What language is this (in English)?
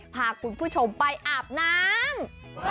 Thai